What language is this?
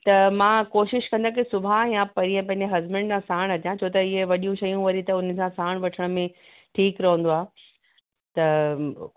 Sindhi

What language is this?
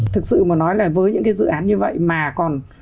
Vietnamese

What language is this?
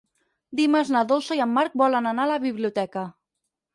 Catalan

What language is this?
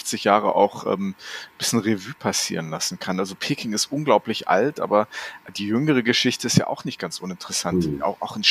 German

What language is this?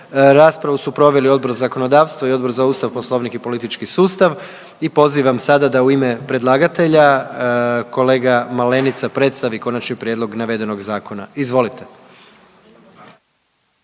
Croatian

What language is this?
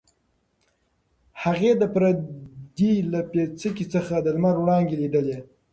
Pashto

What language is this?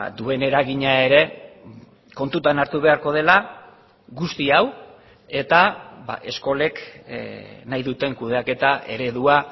Basque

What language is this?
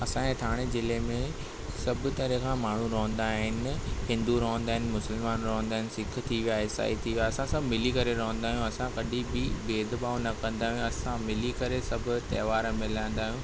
Sindhi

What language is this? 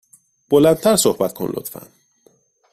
Persian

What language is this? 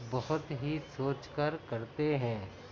Urdu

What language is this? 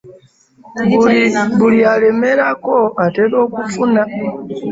Ganda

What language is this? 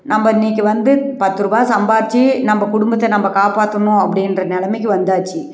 Tamil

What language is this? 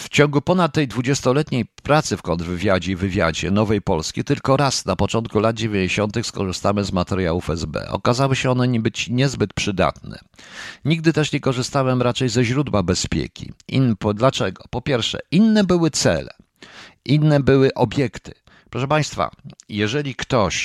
Polish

